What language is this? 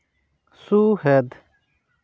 Santali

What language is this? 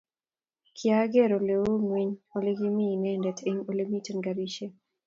Kalenjin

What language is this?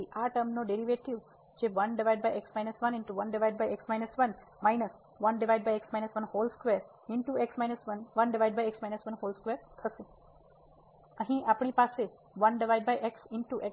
Gujarati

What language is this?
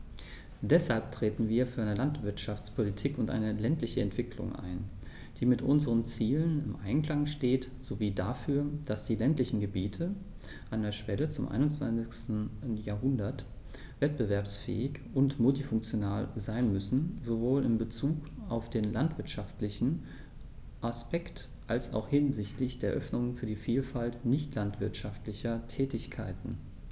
German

